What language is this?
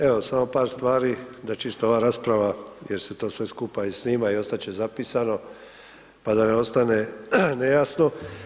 Croatian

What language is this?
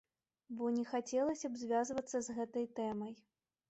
Belarusian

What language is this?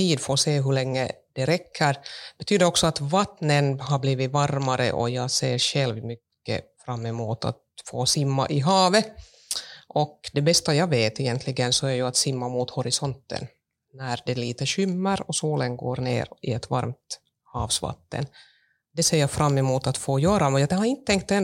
Swedish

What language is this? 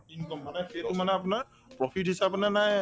Assamese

